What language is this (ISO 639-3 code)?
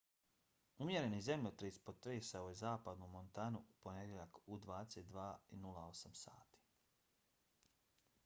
bos